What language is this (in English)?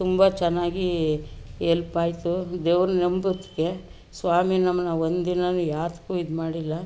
Kannada